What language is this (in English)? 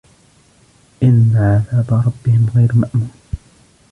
Arabic